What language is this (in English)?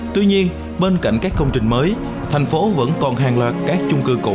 Vietnamese